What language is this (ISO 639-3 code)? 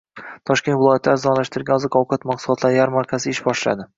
uzb